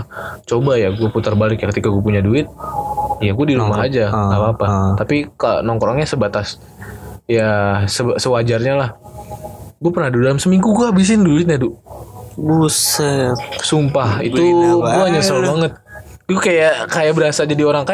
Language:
Indonesian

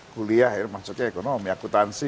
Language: Indonesian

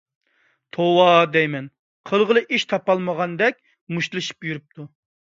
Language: Uyghur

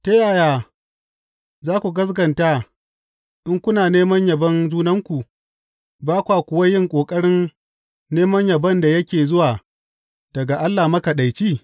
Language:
Hausa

